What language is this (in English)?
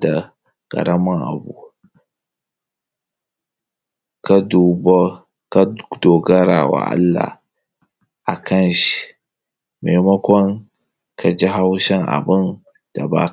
Hausa